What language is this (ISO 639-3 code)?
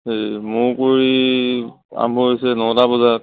asm